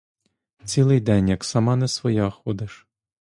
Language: Ukrainian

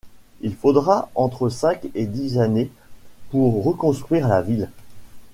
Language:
French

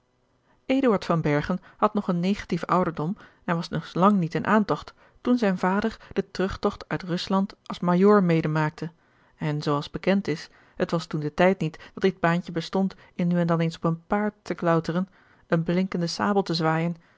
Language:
Dutch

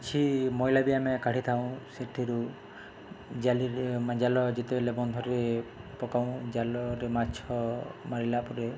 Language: Odia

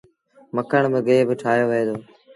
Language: Sindhi Bhil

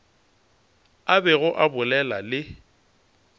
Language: Northern Sotho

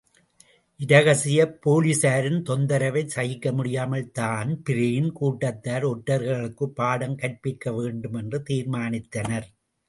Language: Tamil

